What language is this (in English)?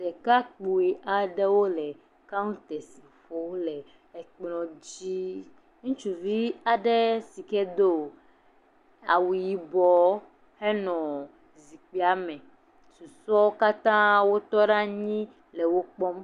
Ewe